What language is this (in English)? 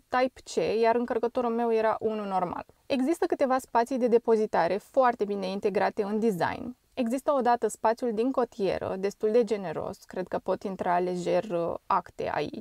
Romanian